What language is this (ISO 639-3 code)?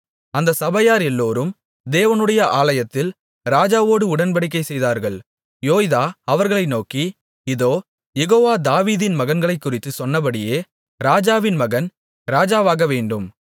tam